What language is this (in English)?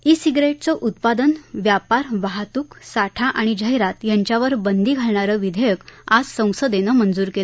Marathi